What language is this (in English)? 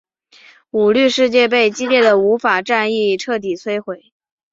Chinese